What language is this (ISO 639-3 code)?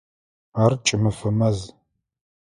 ady